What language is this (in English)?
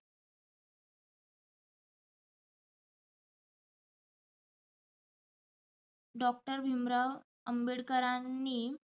Marathi